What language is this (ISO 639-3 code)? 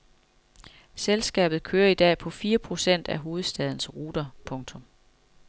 dan